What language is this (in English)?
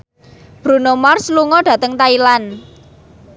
Javanese